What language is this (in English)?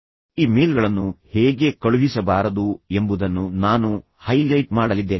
Kannada